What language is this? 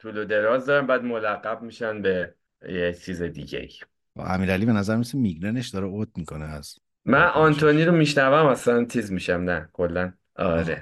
Persian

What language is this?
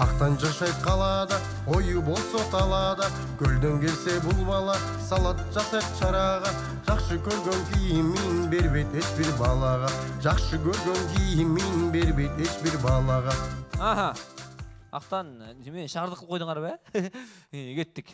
Turkish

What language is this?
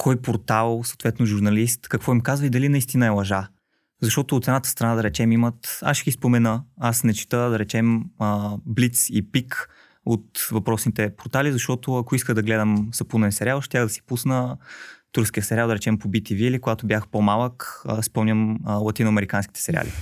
Bulgarian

